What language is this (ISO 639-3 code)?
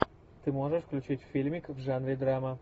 rus